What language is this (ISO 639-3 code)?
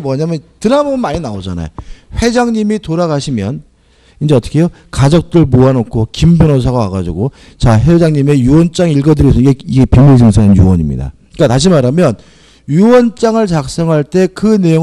kor